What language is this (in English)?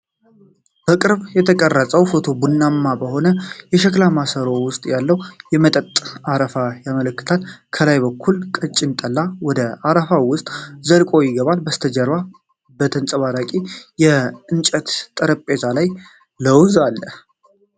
Amharic